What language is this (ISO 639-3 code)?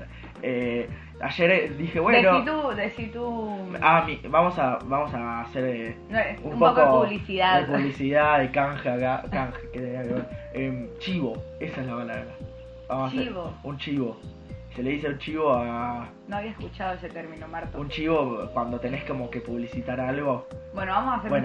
spa